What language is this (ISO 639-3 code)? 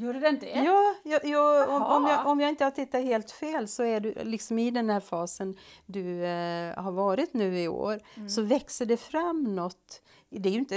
swe